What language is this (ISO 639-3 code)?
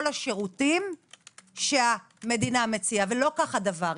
heb